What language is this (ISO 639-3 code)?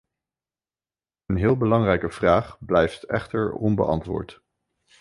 nld